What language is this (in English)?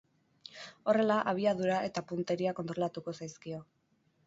Basque